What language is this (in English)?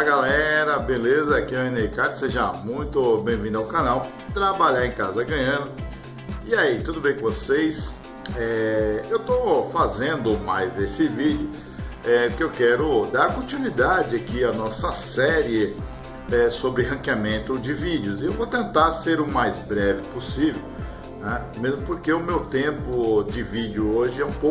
Portuguese